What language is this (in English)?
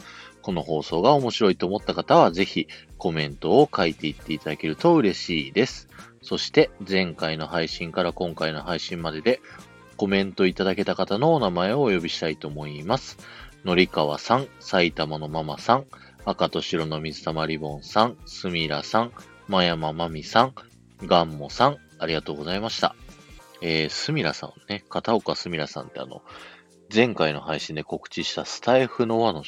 Japanese